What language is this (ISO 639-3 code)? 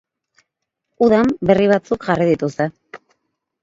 eus